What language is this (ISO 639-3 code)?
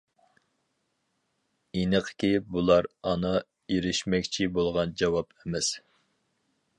uig